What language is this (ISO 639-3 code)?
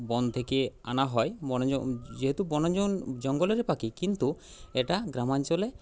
ben